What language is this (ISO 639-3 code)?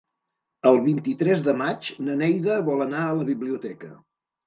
cat